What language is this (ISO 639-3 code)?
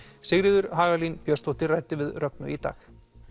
isl